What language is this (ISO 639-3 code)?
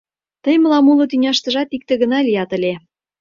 chm